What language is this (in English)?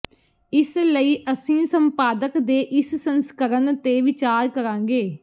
Punjabi